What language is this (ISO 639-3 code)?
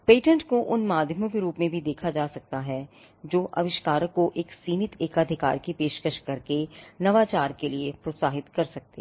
hin